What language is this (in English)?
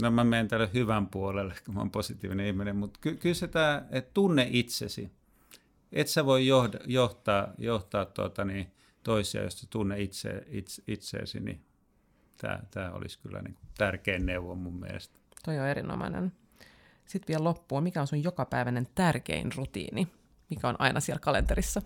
Finnish